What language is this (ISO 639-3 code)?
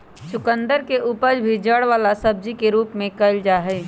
mag